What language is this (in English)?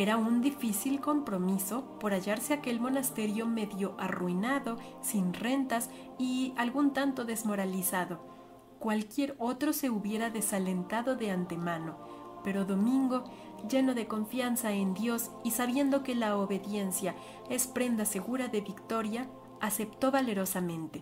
Spanish